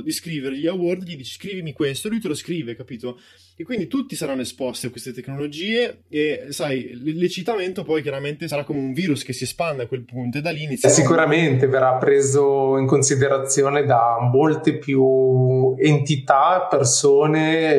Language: Italian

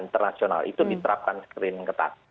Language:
Indonesian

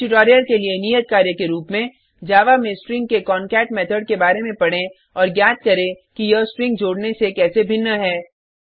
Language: Hindi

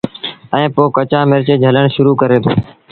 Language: Sindhi Bhil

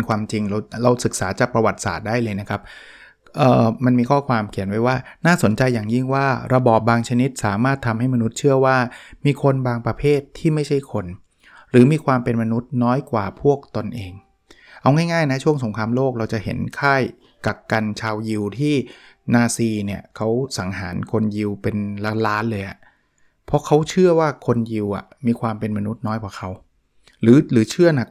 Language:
Thai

